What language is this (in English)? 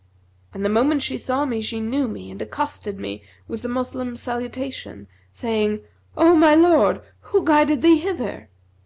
English